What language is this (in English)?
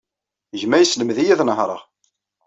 Kabyle